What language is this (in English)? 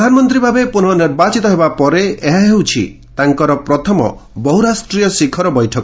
Odia